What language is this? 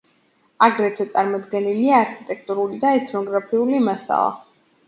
Georgian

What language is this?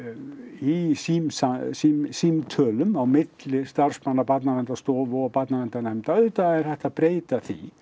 Icelandic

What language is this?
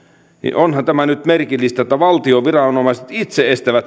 Finnish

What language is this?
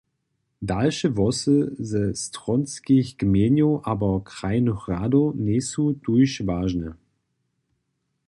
Upper Sorbian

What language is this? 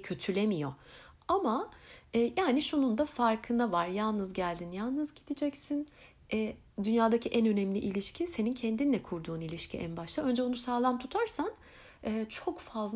Turkish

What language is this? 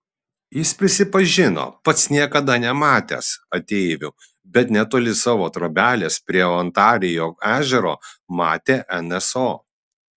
Lithuanian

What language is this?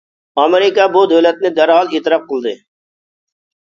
Uyghur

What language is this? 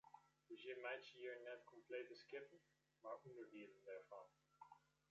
Western Frisian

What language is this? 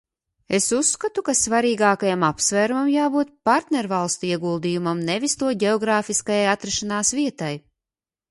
Latvian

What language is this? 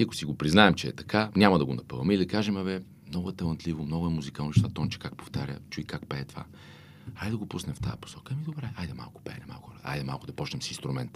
Bulgarian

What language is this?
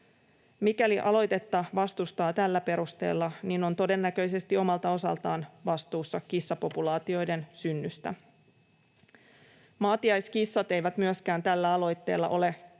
Finnish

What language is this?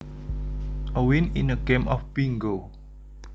Javanese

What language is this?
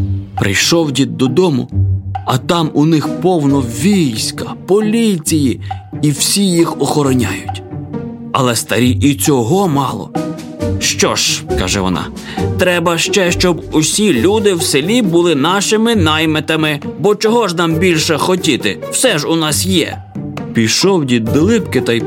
Ukrainian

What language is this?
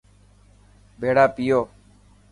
Dhatki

